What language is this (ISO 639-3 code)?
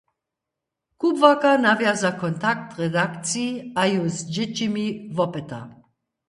hsb